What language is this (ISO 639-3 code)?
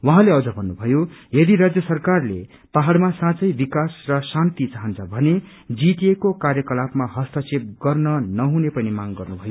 nep